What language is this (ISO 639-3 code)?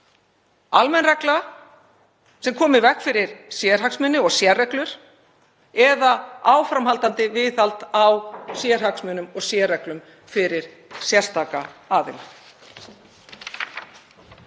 isl